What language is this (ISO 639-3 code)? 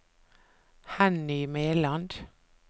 nor